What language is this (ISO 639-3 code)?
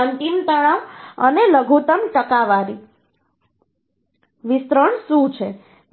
guj